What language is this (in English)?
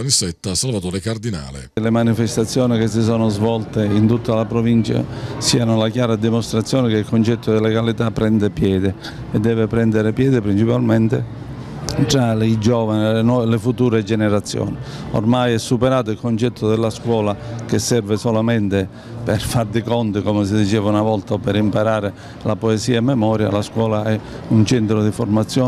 Italian